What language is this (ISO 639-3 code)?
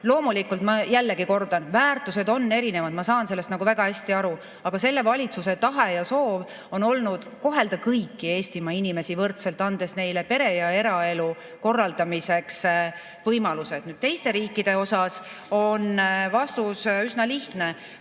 est